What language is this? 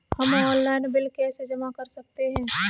Hindi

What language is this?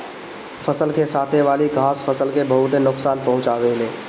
Bhojpuri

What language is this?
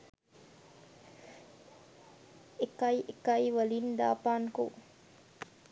Sinhala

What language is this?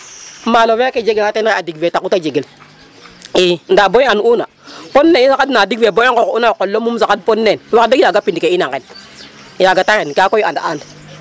Serer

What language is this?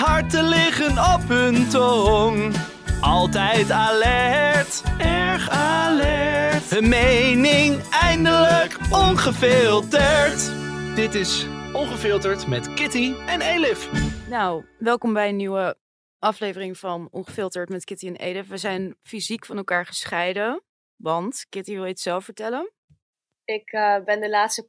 Dutch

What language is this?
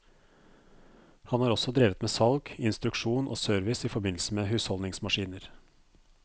Norwegian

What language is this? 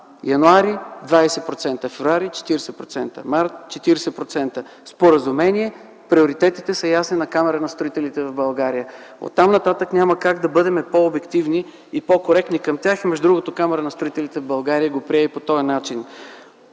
Bulgarian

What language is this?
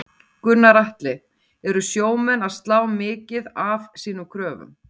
Icelandic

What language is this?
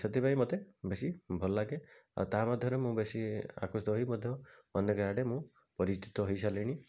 Odia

